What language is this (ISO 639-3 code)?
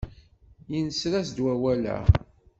kab